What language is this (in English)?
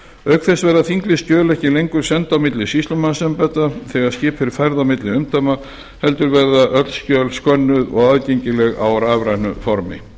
Icelandic